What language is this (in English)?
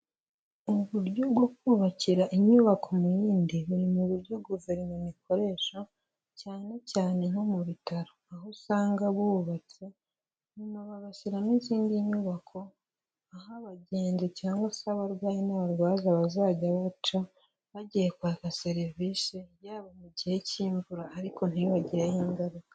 Kinyarwanda